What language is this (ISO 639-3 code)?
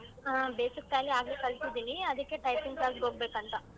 kan